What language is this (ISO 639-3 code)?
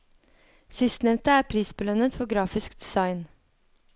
nor